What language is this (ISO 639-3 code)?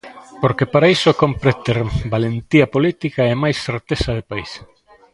glg